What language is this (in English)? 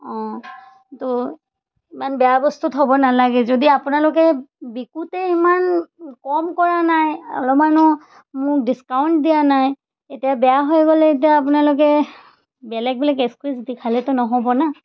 Assamese